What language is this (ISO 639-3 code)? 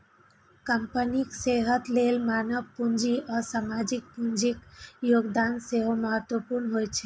mai